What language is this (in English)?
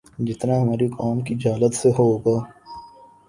Urdu